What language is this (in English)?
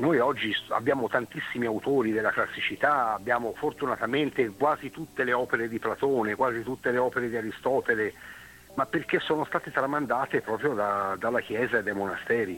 Italian